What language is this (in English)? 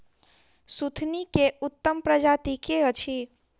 Maithili